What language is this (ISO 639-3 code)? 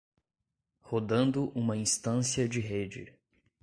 por